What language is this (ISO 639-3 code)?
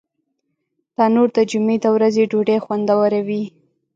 pus